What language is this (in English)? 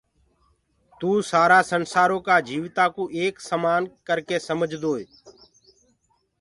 Gurgula